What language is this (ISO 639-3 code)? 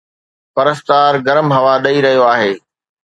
snd